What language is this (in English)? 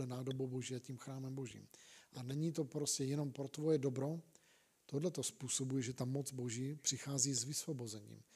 Czech